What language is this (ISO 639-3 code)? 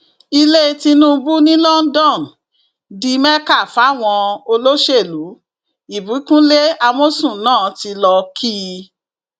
yor